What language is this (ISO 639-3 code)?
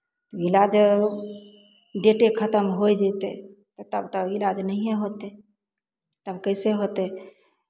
mai